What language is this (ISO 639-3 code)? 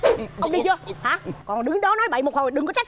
vie